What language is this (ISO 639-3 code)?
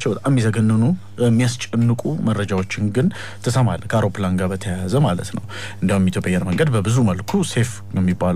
ara